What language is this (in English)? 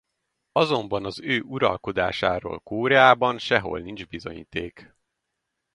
Hungarian